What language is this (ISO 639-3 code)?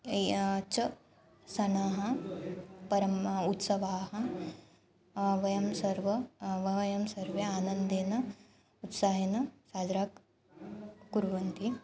san